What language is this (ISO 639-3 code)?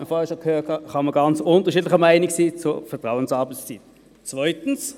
gsw